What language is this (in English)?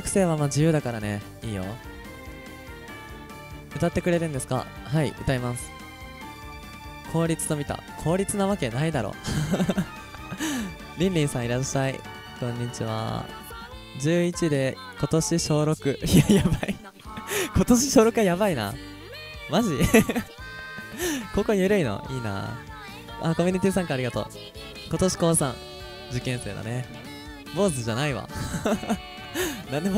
Japanese